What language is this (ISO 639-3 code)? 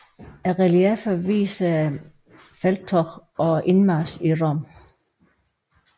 dan